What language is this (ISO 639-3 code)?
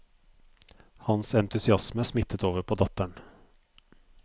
nor